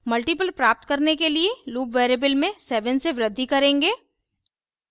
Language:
Hindi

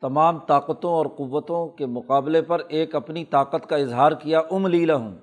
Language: Urdu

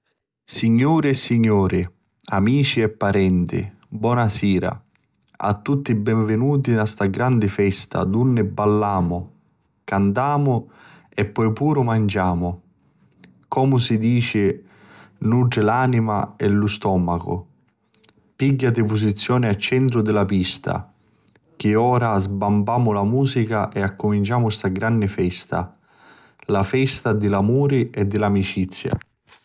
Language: Sicilian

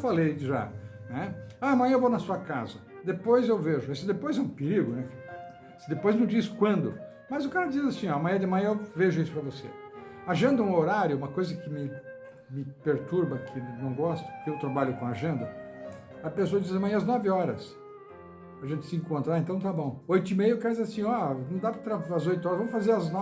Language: Portuguese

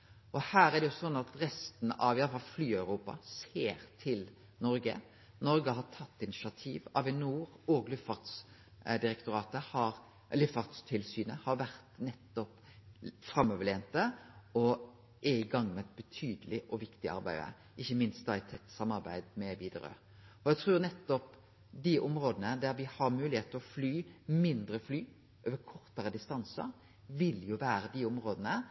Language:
Norwegian Nynorsk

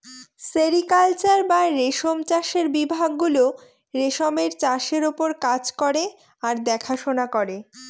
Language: Bangla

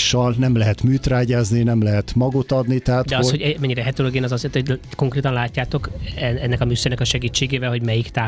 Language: Hungarian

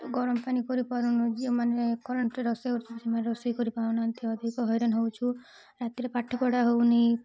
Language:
Odia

